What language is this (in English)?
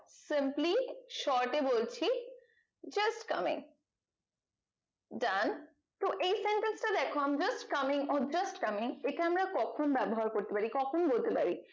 Bangla